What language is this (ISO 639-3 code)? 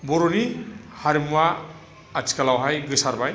brx